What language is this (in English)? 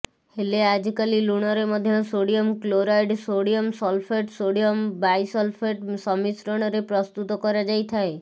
Odia